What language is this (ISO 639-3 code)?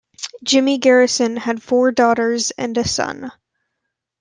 eng